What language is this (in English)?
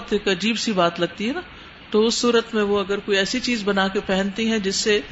Urdu